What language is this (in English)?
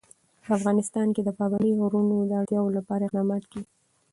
Pashto